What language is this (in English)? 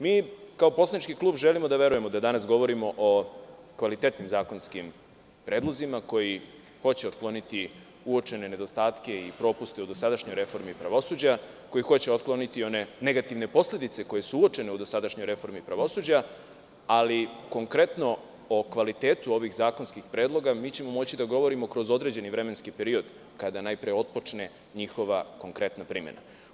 Serbian